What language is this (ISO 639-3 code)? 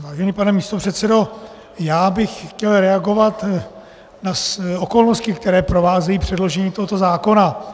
ces